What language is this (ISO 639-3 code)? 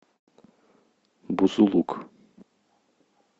rus